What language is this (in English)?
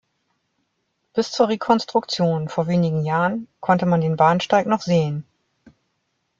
German